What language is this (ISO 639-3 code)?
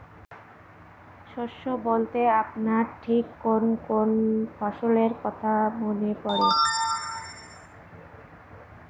ben